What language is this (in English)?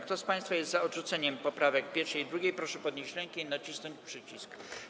Polish